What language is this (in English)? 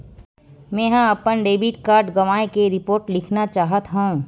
Chhattisgarhi